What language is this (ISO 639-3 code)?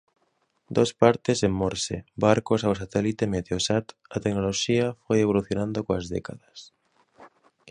glg